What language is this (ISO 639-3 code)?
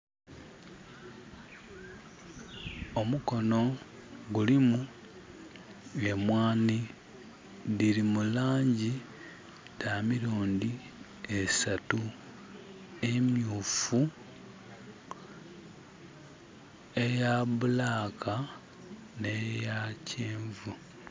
xog